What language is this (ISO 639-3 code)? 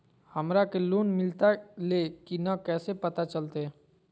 mag